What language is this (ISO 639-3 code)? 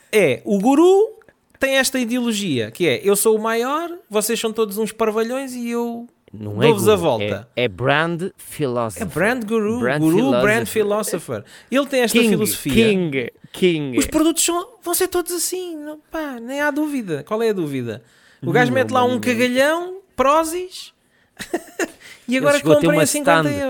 por